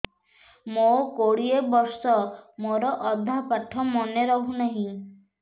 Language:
Odia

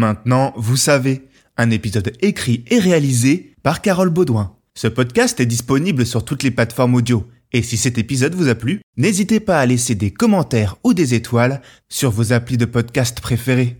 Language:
French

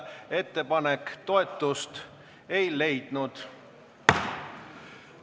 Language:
Estonian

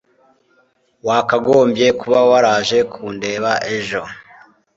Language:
Kinyarwanda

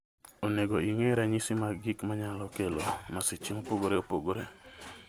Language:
Luo (Kenya and Tanzania)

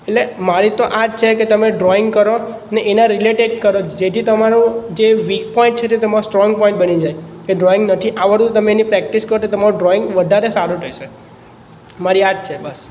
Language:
Gujarati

